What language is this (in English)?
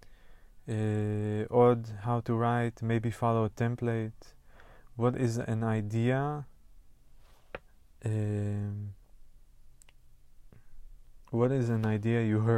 Hebrew